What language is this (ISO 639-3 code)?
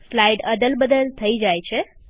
guj